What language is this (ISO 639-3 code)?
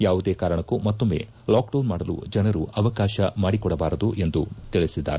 kan